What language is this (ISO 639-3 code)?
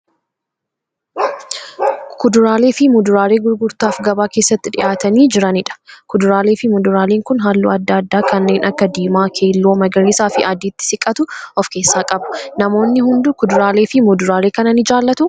orm